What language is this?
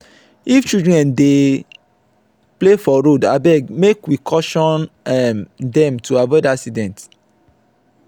Nigerian Pidgin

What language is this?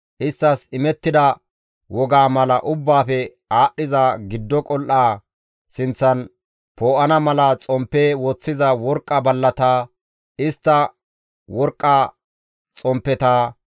Gamo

